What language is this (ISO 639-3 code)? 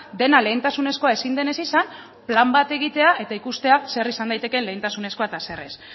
eus